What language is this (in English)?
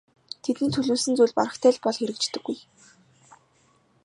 Mongolian